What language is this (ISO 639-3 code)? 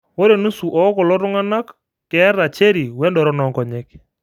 mas